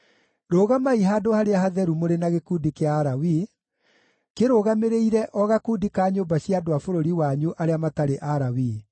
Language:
Kikuyu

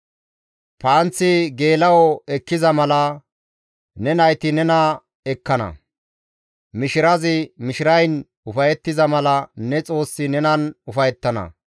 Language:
Gamo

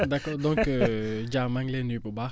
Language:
Wolof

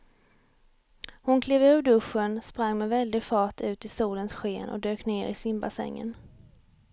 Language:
Swedish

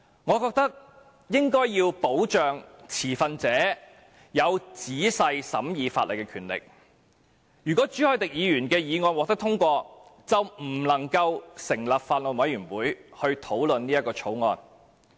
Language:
Cantonese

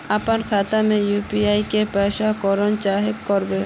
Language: Magahi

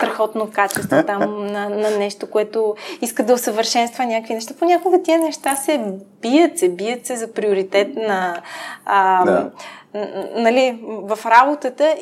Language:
Bulgarian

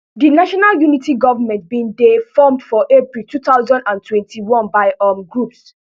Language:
Nigerian Pidgin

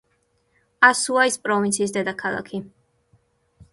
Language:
Georgian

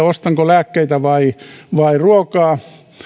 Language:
Finnish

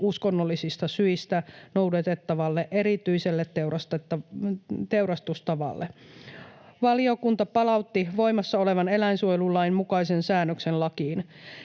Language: Finnish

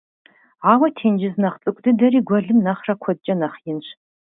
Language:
Kabardian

